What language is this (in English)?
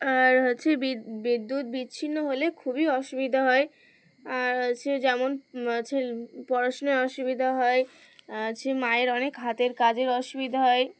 Bangla